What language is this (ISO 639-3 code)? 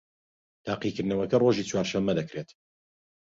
ckb